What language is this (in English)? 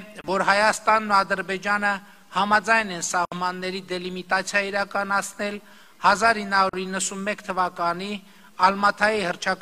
Romanian